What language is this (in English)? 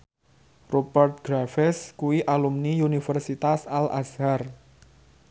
Javanese